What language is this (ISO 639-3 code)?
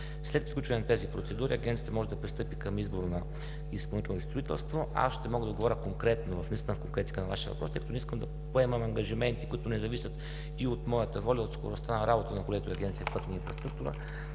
bul